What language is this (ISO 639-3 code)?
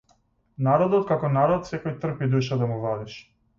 mkd